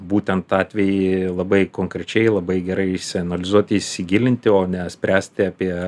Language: Lithuanian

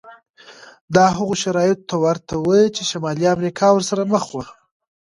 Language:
Pashto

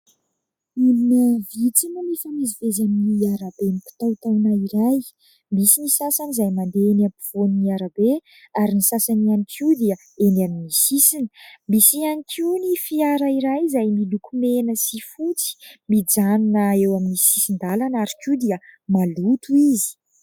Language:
Malagasy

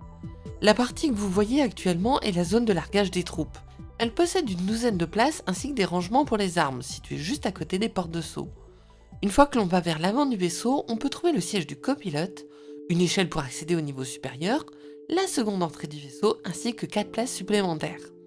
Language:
French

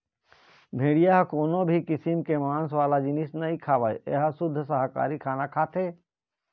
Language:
Chhattisgarhi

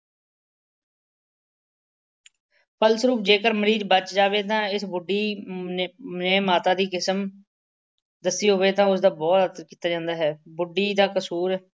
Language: Punjabi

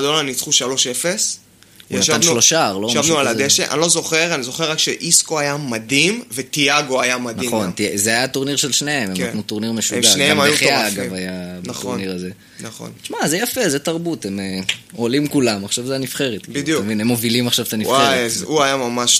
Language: Hebrew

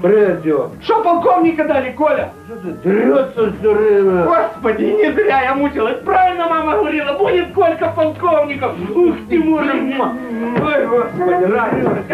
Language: Russian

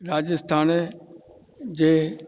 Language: Sindhi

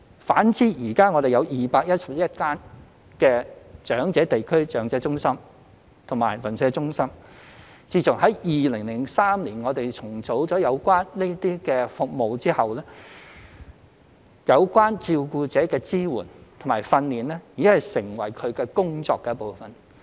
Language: Cantonese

